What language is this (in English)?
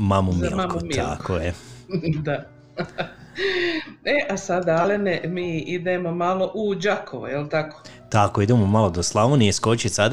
Croatian